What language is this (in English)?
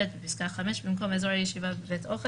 Hebrew